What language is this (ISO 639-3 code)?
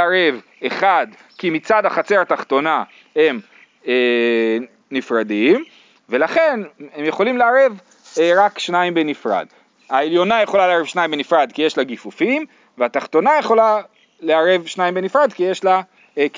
heb